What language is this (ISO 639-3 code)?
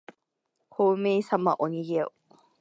jpn